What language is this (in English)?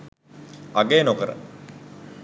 Sinhala